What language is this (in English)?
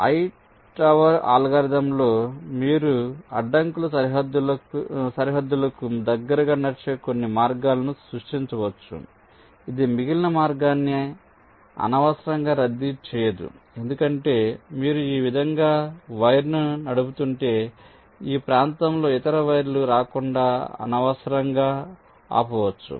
Telugu